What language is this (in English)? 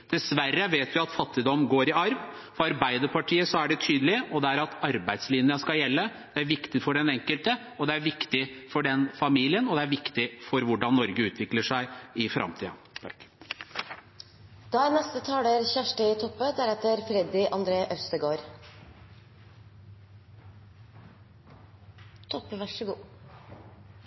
Norwegian